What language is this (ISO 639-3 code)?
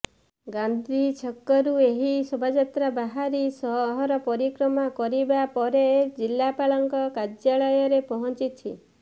ori